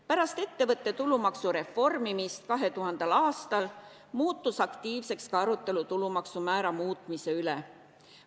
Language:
Estonian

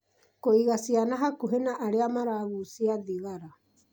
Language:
Kikuyu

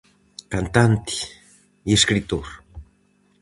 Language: Galician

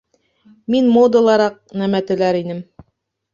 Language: Bashkir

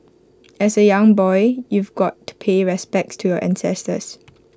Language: English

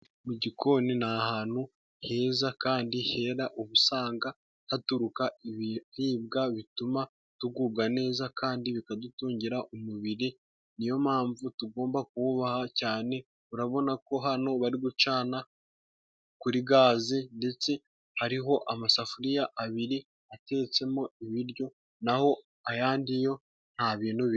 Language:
Kinyarwanda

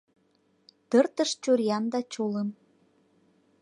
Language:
Mari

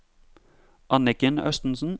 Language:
Norwegian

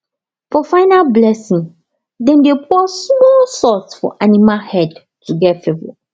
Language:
Nigerian Pidgin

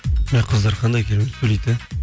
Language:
Kazakh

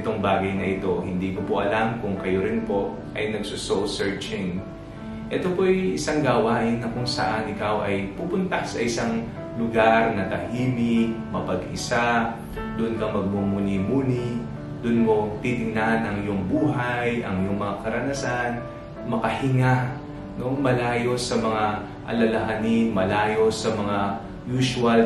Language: Filipino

